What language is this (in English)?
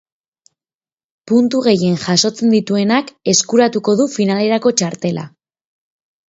Basque